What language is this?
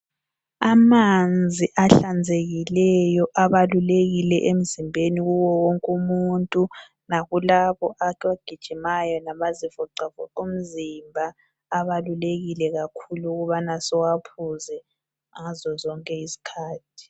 North Ndebele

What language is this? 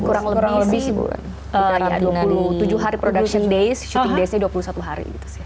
Indonesian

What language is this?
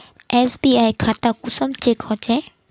Magahi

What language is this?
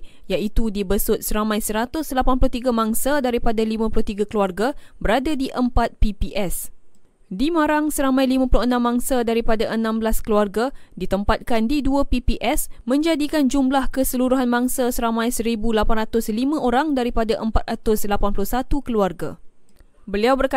Malay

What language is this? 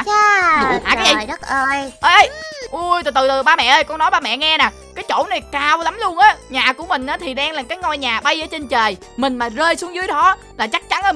Vietnamese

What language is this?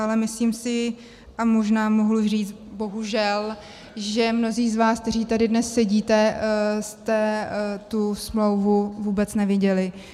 Czech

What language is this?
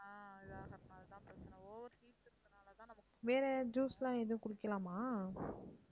Tamil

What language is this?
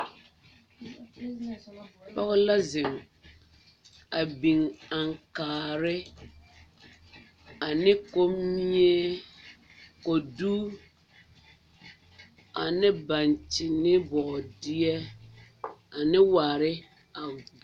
Southern Dagaare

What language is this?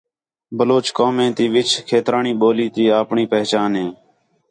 Khetrani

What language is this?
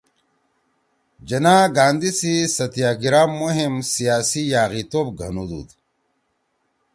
Torwali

